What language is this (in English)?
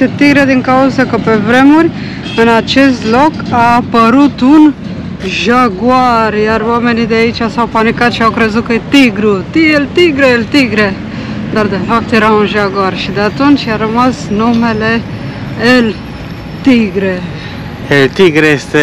Romanian